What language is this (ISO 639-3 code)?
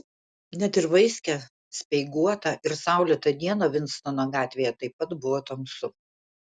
lit